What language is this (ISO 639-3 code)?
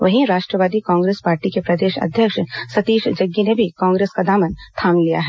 hin